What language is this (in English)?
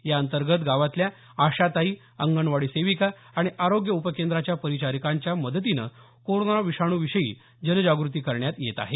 Marathi